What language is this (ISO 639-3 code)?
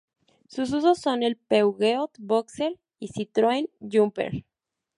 spa